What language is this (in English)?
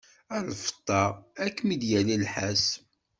Kabyle